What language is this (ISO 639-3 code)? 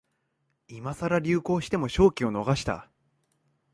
jpn